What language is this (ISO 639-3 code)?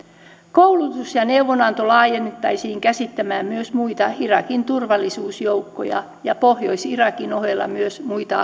fin